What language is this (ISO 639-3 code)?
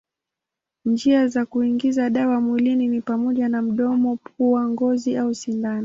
swa